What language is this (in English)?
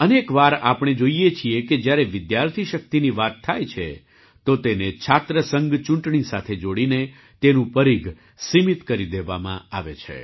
Gujarati